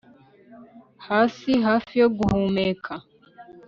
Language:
Kinyarwanda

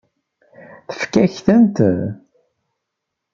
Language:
Kabyle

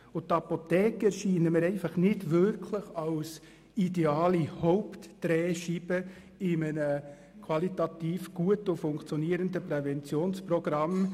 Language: Swiss German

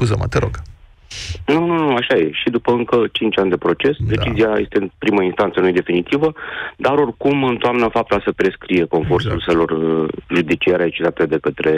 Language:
Romanian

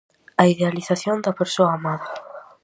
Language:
Galician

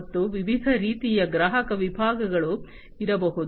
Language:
Kannada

